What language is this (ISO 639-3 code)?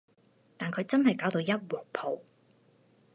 yue